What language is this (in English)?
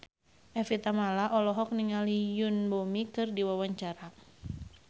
Sundanese